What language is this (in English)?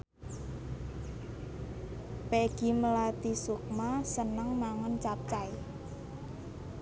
Javanese